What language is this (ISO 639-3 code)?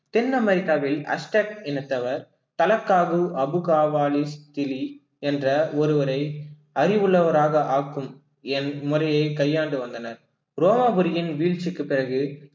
tam